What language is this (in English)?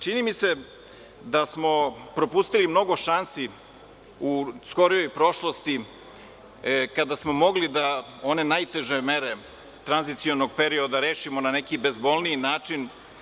Serbian